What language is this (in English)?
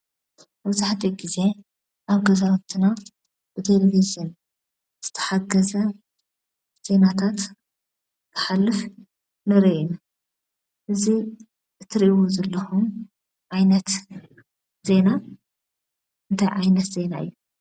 Tigrinya